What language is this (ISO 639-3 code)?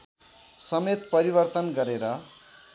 nep